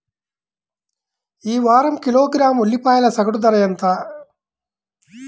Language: Telugu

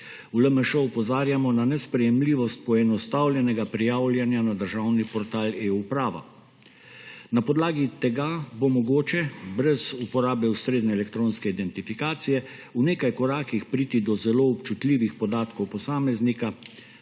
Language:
Slovenian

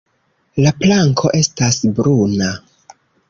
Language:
Esperanto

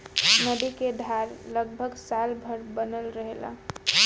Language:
Bhojpuri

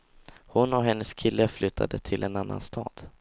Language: Swedish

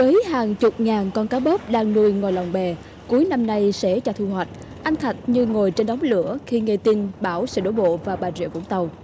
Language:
Vietnamese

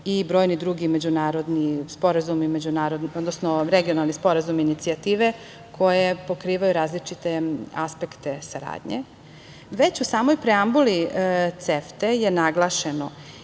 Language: Serbian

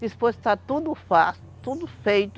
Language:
Portuguese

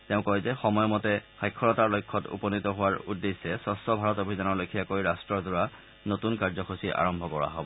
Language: Assamese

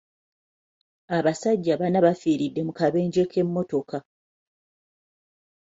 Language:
Ganda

